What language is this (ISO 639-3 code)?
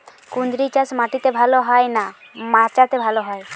ben